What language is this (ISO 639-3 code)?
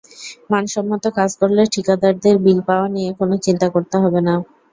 ben